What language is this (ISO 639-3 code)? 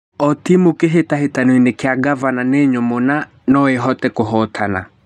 kik